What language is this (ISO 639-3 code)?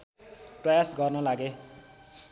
nep